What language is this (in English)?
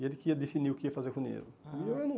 Portuguese